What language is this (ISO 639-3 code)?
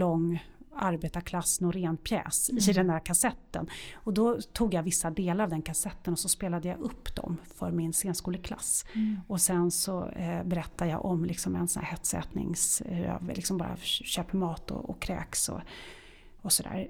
swe